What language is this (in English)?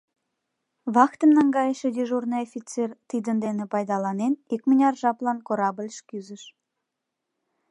Mari